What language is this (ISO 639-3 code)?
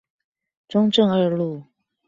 zho